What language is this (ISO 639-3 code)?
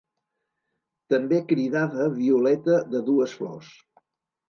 cat